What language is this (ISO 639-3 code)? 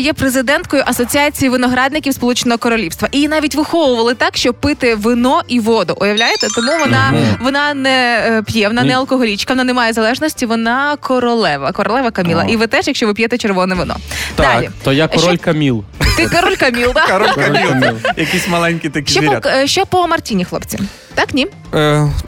ukr